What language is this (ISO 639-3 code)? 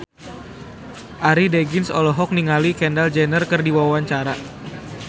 sun